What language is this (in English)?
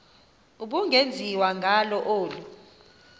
Xhosa